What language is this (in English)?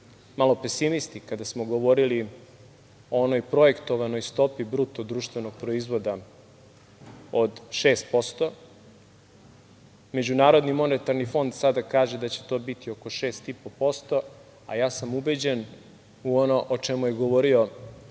Serbian